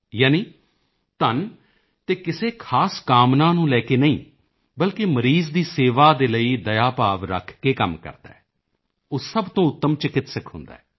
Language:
Punjabi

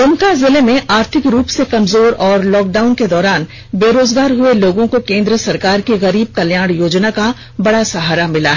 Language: Hindi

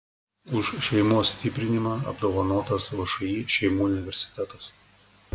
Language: Lithuanian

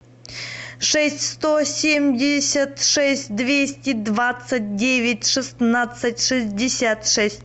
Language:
Russian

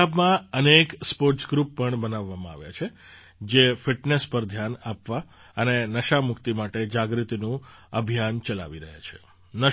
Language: Gujarati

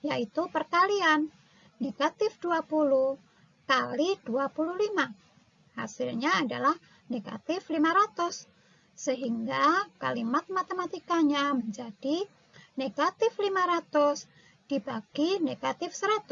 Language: Indonesian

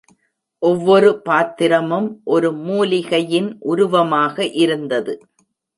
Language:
Tamil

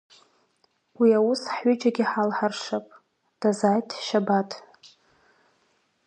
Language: Abkhazian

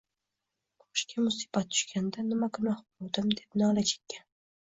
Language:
Uzbek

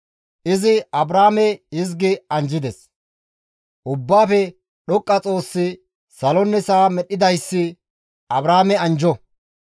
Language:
Gamo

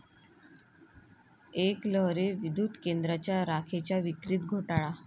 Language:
Marathi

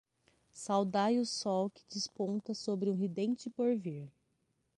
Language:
Portuguese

